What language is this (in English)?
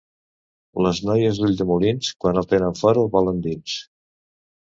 Catalan